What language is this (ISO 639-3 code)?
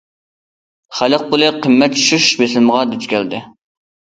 uig